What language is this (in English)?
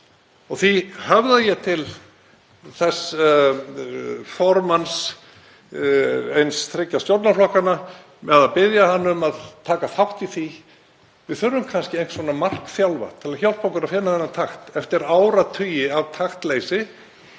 Icelandic